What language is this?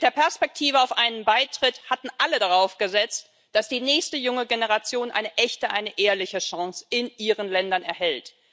German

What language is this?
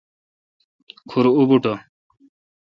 Kalkoti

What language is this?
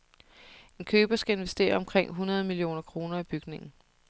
Danish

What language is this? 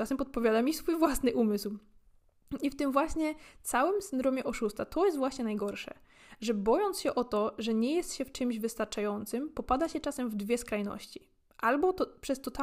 Polish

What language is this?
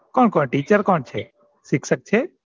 Gujarati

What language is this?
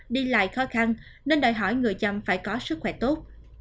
Vietnamese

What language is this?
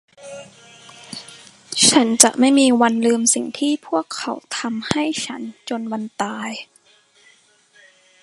Thai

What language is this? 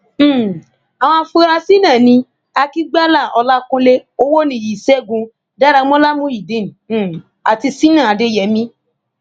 Yoruba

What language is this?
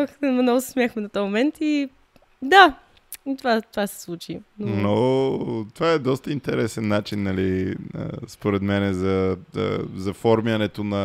Bulgarian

